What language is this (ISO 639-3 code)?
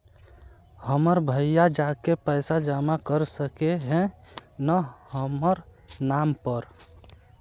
mag